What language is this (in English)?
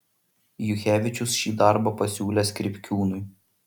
Lithuanian